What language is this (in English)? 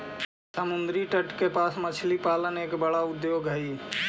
Magahi